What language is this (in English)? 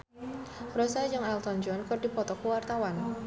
Sundanese